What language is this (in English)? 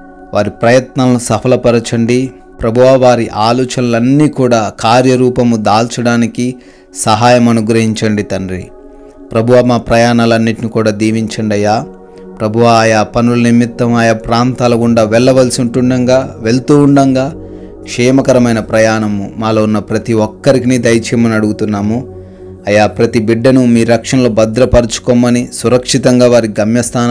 Telugu